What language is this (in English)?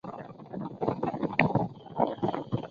Chinese